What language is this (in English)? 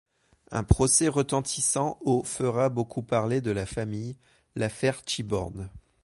French